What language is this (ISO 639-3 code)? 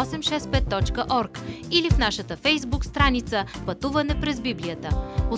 bul